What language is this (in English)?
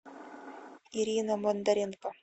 Russian